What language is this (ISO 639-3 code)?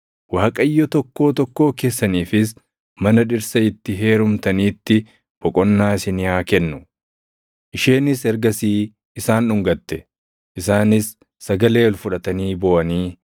orm